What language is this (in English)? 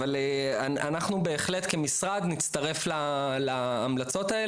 Hebrew